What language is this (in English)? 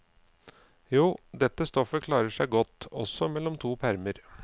Norwegian